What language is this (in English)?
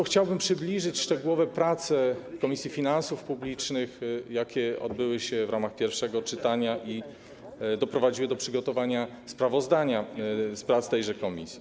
Polish